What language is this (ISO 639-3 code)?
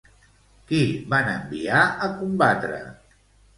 cat